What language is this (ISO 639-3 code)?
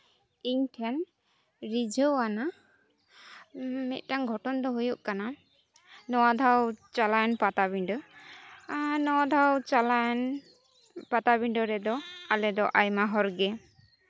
sat